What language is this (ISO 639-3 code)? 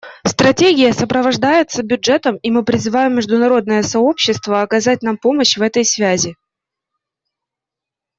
rus